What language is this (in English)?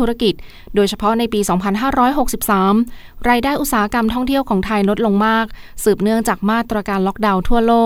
Thai